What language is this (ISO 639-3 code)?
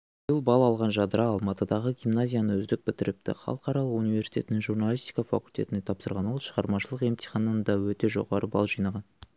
kaz